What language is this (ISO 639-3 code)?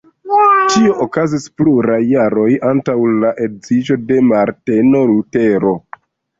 epo